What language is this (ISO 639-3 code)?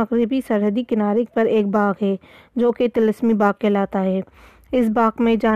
urd